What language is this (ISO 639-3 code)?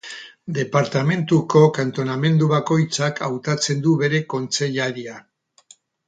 eus